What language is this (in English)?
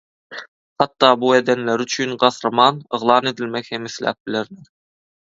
Turkmen